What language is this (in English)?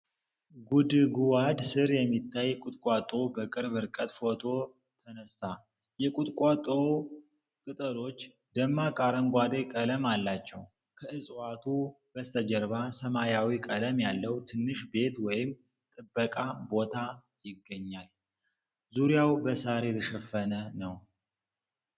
Amharic